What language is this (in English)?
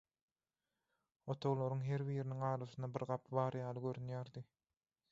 Turkmen